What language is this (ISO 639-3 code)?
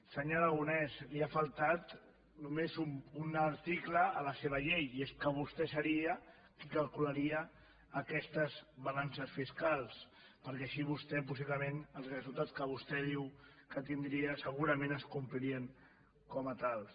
cat